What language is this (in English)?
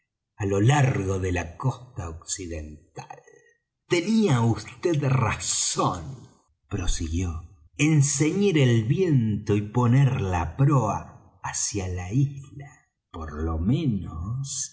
Spanish